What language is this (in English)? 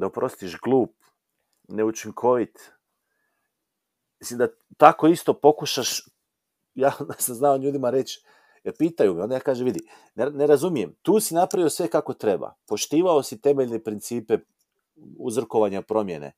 Croatian